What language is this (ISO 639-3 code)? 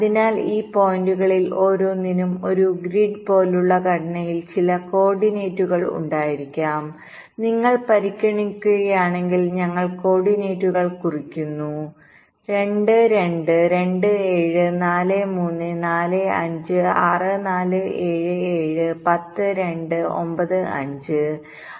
mal